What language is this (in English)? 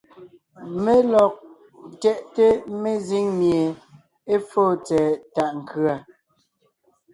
Ngiemboon